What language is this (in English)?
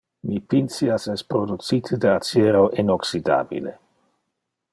Interlingua